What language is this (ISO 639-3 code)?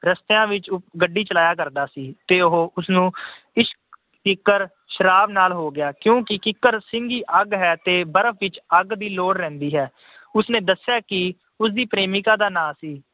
pan